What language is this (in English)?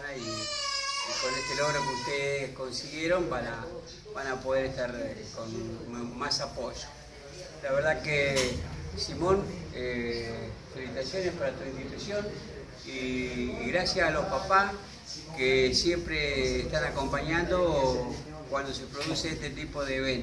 Spanish